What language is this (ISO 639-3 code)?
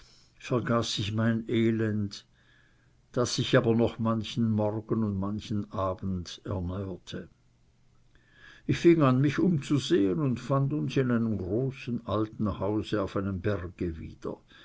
deu